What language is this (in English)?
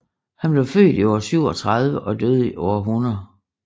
Danish